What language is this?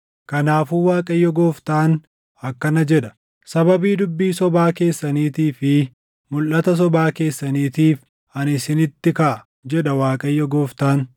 Oromo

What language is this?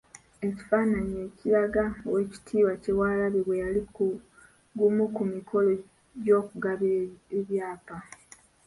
Ganda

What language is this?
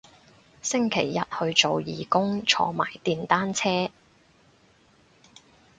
Cantonese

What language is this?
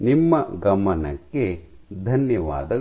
Kannada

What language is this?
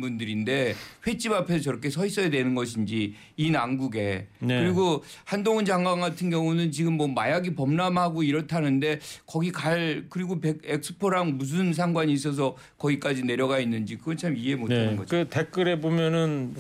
Korean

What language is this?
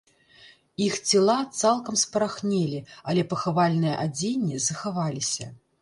Belarusian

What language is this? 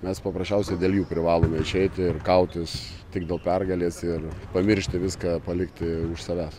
Lithuanian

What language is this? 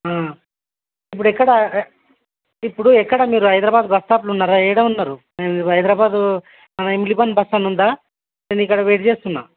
Telugu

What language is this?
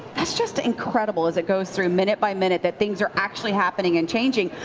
English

